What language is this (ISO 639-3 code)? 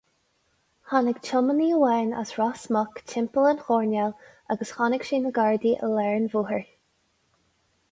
gle